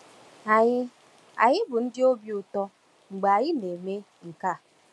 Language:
Igbo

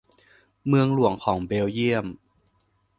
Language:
Thai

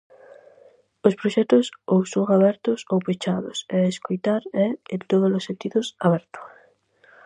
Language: Galician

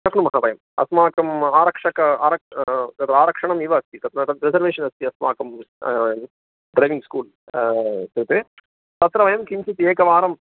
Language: Sanskrit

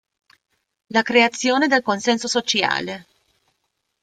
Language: Italian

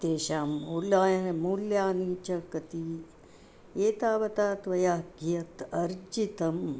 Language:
Sanskrit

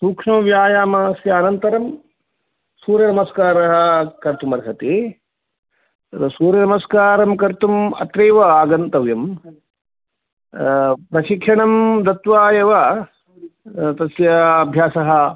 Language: Sanskrit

